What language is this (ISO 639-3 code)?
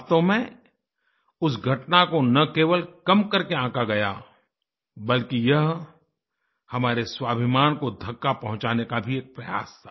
hin